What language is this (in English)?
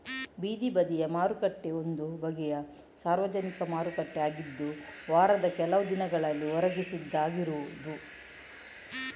Kannada